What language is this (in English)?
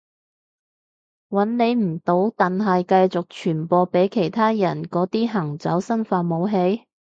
Cantonese